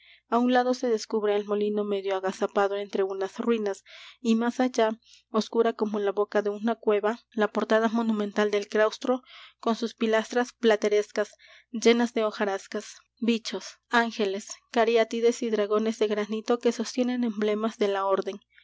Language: Spanish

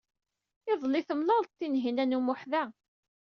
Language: Kabyle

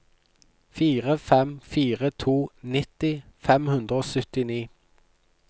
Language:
Norwegian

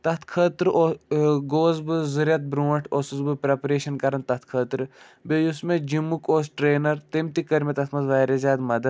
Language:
Kashmiri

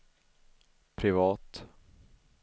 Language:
Swedish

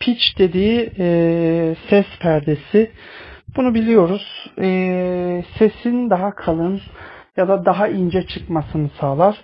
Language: Turkish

